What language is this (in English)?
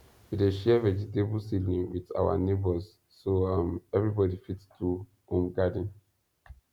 Nigerian Pidgin